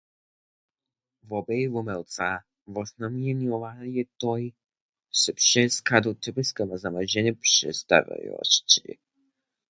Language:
Lower Sorbian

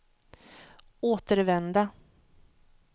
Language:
Swedish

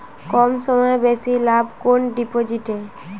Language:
Bangla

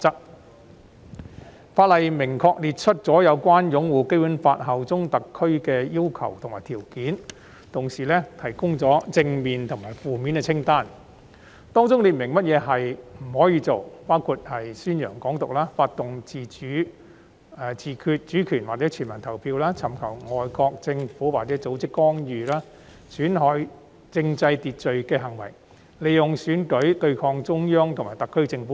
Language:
Cantonese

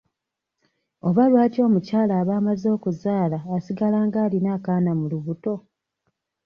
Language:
Ganda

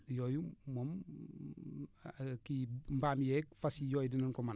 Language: Wolof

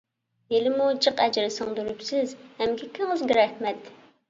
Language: Uyghur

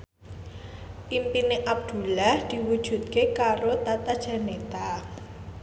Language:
Javanese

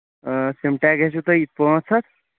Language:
Kashmiri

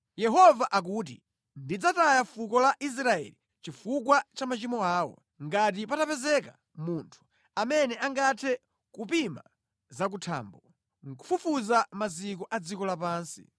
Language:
Nyanja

